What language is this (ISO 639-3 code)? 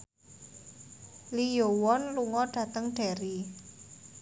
jav